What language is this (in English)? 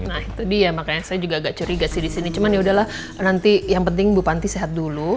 Indonesian